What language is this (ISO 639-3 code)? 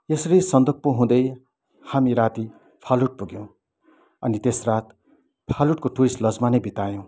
nep